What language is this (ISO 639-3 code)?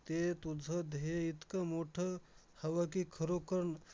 mar